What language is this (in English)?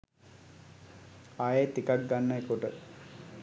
Sinhala